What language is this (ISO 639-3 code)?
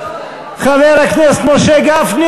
heb